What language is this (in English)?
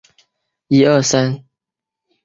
Chinese